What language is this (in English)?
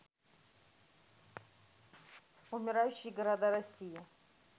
Russian